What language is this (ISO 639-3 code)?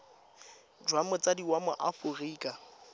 tsn